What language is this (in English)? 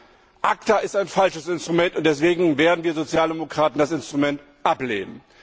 German